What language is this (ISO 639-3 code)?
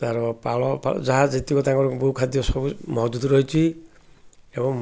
ori